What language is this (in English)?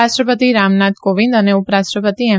Gujarati